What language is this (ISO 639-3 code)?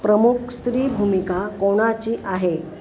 mar